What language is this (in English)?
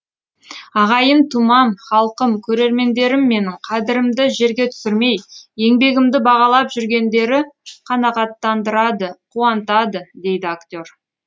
Kazakh